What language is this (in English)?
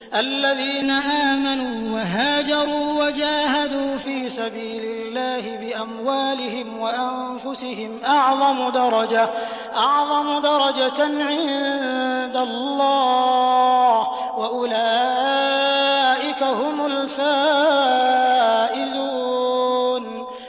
Arabic